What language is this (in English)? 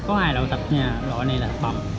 Vietnamese